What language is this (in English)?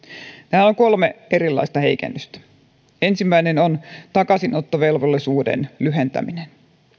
Finnish